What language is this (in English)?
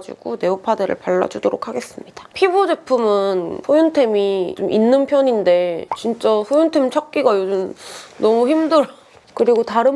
Korean